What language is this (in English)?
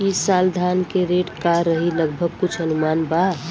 Bhojpuri